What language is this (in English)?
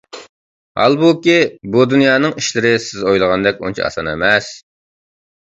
Uyghur